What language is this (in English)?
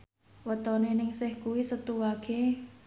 Javanese